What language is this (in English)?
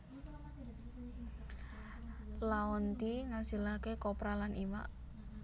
Javanese